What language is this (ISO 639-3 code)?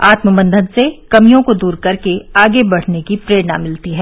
hin